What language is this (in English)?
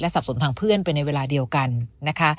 Thai